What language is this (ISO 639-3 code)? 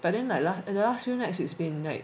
eng